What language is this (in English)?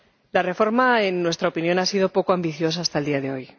Spanish